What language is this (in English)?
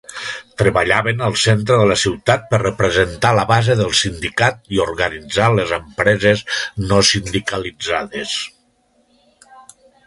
Catalan